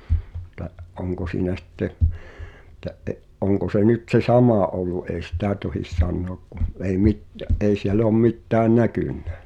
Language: Finnish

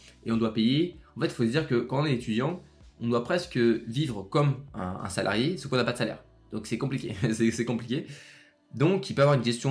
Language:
French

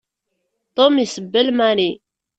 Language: Kabyle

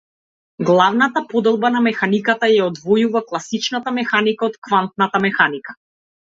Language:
Macedonian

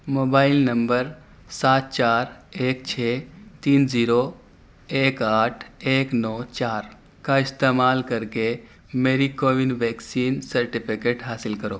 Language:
Urdu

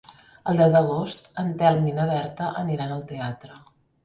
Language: Catalan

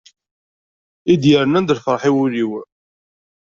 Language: Kabyle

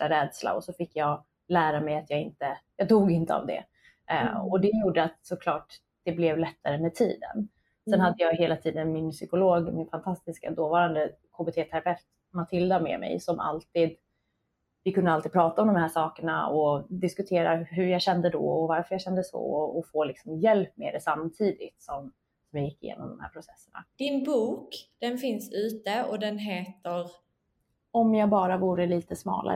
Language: Swedish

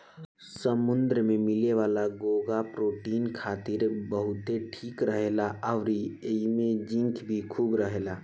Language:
Bhojpuri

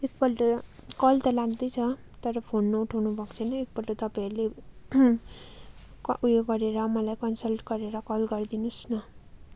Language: Nepali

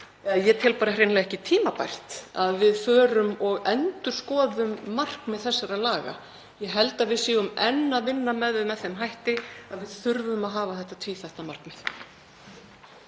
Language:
Icelandic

